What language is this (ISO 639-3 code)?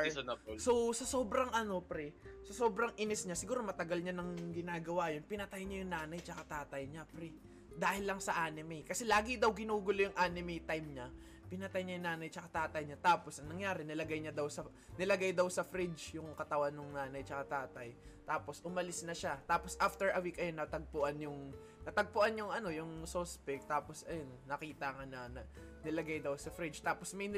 fil